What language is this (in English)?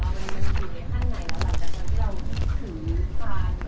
Thai